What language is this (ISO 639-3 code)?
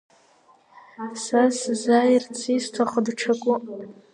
abk